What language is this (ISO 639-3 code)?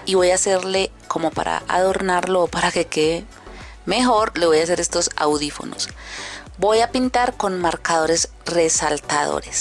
spa